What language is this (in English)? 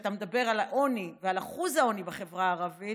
Hebrew